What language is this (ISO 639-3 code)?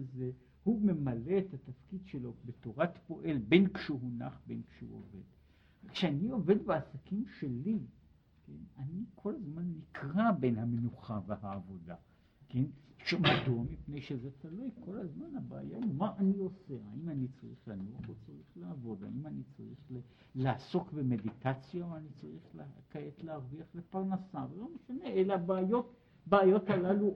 heb